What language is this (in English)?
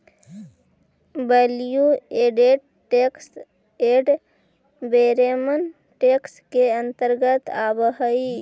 Magahi